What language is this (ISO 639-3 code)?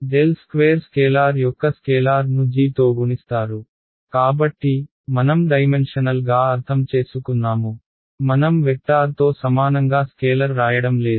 tel